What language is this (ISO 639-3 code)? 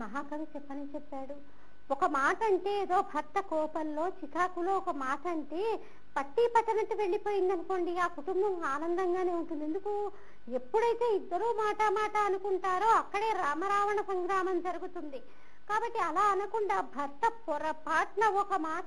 hin